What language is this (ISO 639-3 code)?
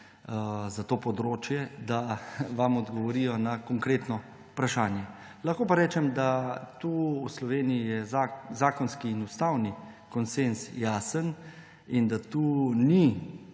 slv